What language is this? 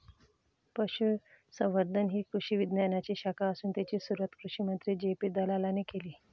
Marathi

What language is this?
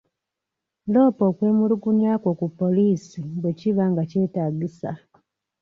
Ganda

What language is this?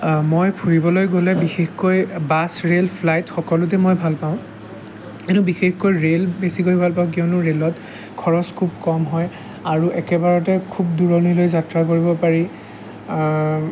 Assamese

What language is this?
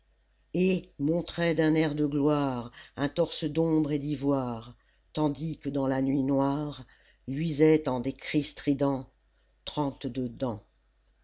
French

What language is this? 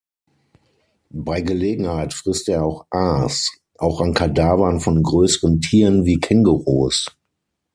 German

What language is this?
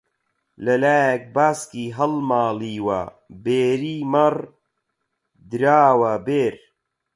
Central Kurdish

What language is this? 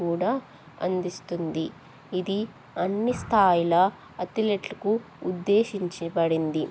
Telugu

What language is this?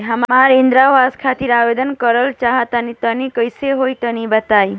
Bhojpuri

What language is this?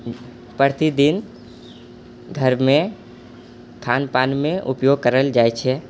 Maithili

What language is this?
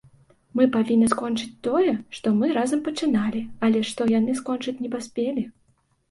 Belarusian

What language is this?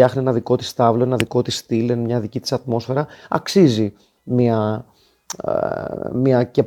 Greek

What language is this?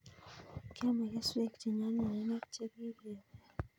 Kalenjin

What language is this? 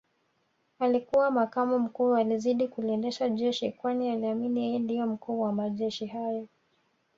Swahili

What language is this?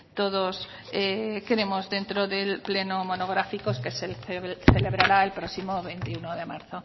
Spanish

